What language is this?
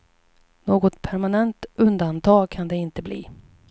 Swedish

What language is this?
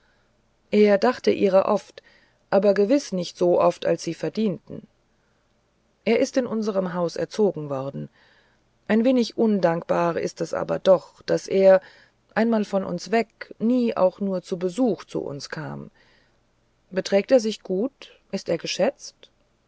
German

